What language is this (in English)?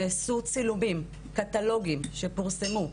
Hebrew